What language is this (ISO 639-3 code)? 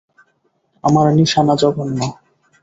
ben